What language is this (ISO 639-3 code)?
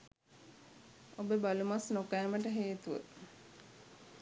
sin